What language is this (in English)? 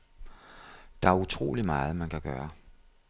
Danish